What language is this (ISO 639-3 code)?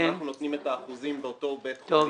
heb